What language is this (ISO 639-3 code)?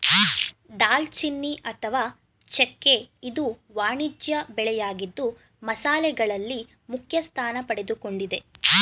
kan